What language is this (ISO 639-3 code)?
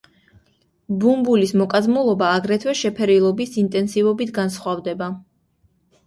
kat